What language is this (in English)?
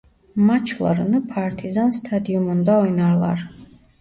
Turkish